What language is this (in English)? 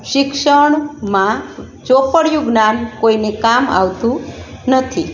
Gujarati